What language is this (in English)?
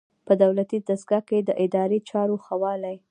Pashto